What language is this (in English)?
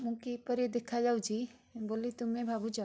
Odia